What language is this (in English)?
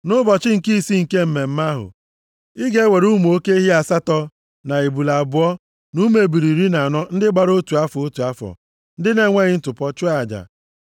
Igbo